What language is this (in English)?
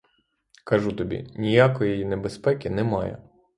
Ukrainian